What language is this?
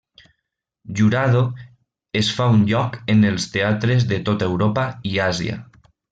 Catalan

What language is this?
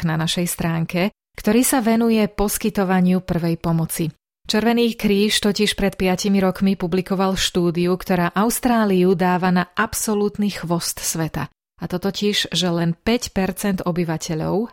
Slovak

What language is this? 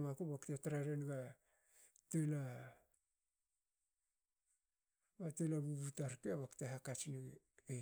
Hakö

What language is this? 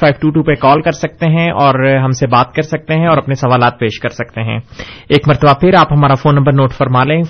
Urdu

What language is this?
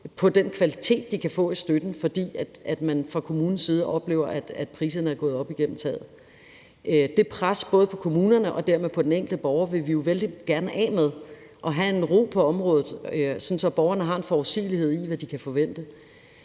Danish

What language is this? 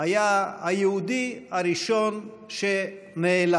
Hebrew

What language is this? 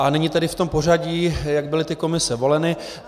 Czech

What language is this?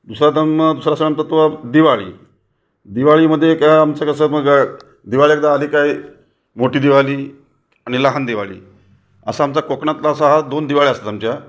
Marathi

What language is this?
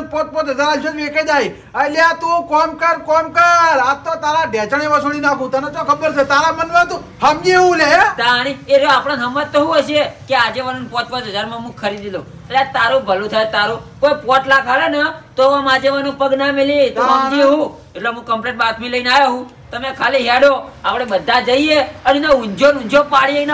Indonesian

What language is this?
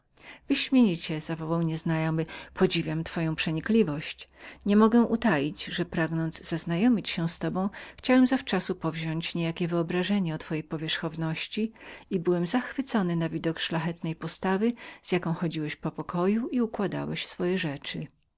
Polish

